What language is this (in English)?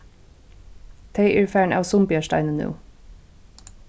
Faroese